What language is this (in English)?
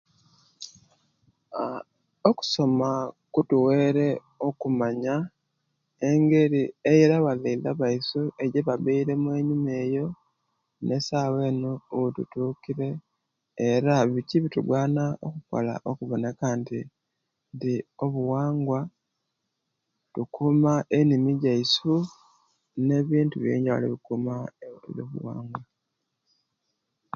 Kenyi